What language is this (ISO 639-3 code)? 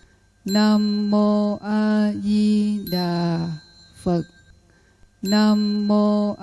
vie